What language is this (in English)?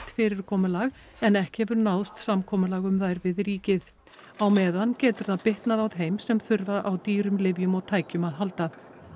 Icelandic